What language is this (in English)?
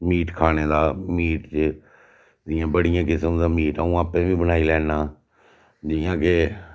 Dogri